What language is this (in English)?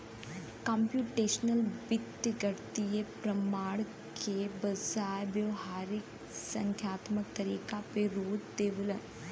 Bhojpuri